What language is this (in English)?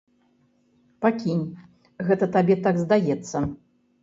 Belarusian